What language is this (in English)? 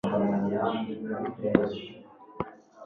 Kinyarwanda